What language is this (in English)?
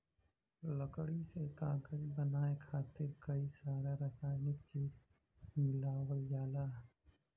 Bhojpuri